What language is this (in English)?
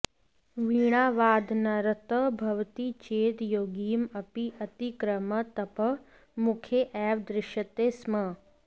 Sanskrit